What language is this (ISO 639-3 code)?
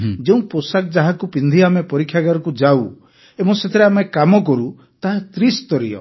ori